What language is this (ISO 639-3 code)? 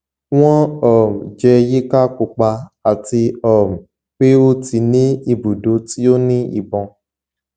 yor